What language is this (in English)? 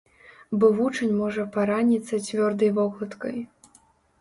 Belarusian